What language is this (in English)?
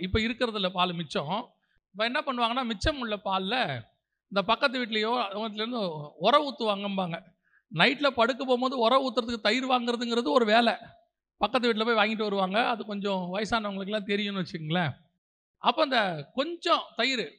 Tamil